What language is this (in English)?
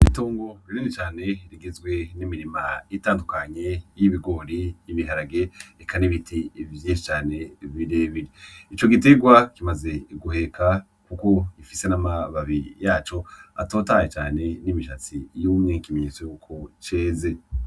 Rundi